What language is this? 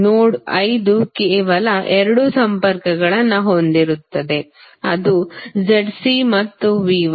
Kannada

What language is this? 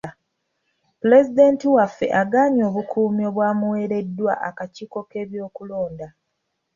Ganda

